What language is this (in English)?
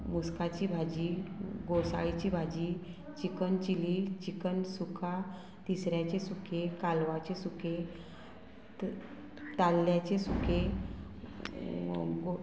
Konkani